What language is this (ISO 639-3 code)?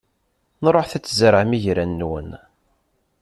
kab